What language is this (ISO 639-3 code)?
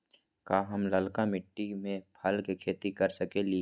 mag